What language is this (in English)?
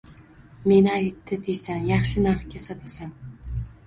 Uzbek